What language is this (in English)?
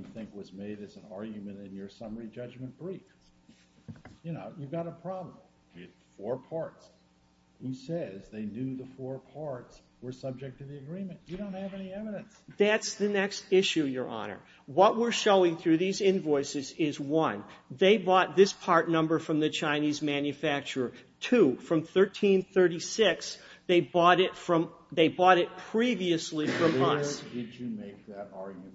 English